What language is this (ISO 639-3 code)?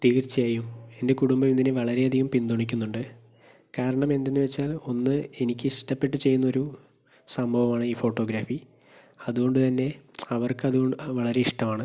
mal